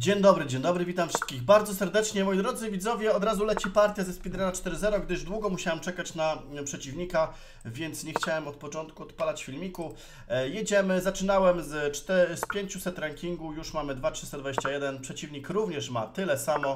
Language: Polish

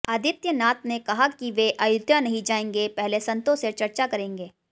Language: Hindi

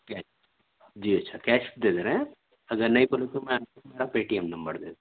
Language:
Urdu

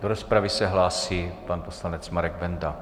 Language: Czech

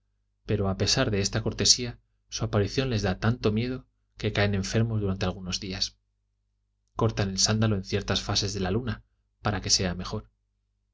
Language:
Spanish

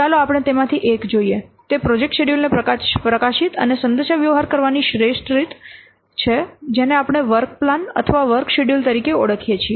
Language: Gujarati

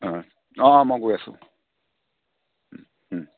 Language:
Assamese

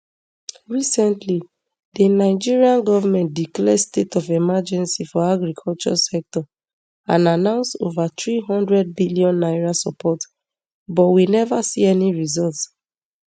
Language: Nigerian Pidgin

